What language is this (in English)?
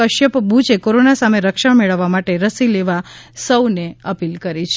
Gujarati